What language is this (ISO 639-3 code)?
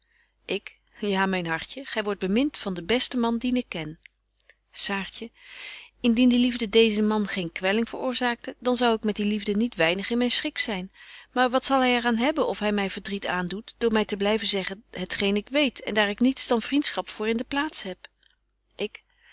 nld